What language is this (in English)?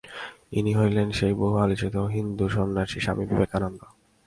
Bangla